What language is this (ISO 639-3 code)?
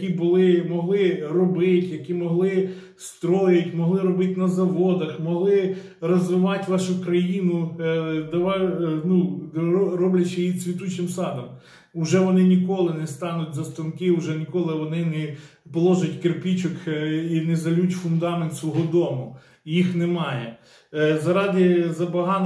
ukr